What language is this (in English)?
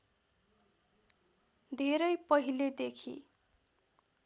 Nepali